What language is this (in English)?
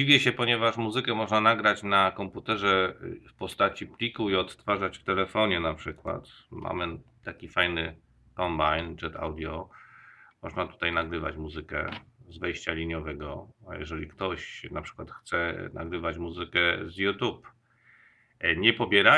Polish